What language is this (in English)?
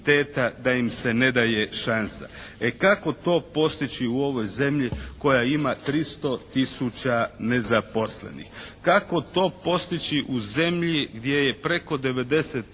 Croatian